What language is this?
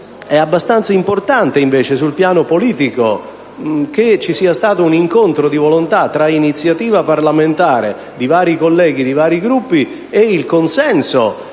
Italian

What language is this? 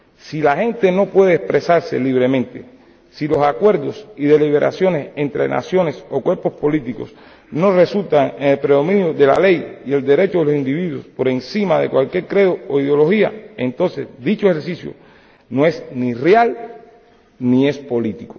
Spanish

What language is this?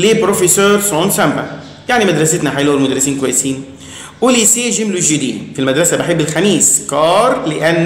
Arabic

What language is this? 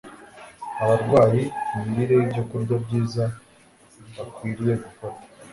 Kinyarwanda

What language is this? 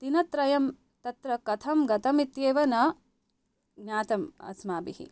Sanskrit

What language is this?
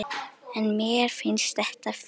Icelandic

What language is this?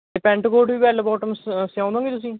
Punjabi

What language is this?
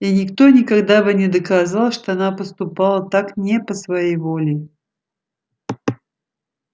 Russian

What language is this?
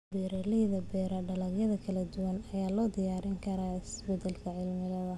Somali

